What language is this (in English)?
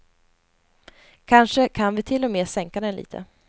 Swedish